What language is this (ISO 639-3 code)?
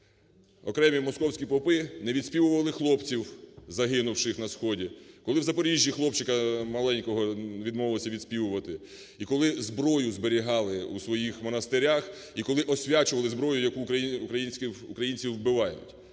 ukr